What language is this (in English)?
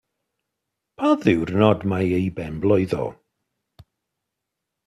Welsh